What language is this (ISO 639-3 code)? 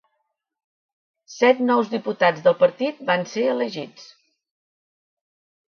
cat